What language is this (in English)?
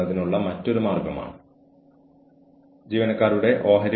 Malayalam